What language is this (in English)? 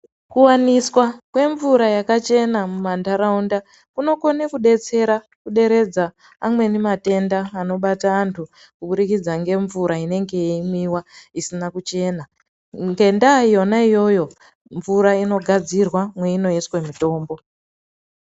Ndau